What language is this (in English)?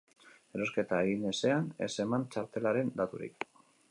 Basque